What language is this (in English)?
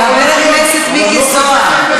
Hebrew